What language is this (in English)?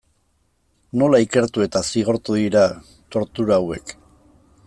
Basque